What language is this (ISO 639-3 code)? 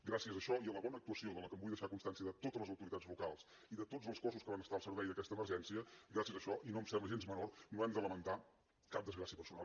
cat